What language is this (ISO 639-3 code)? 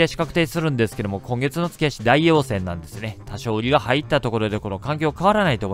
jpn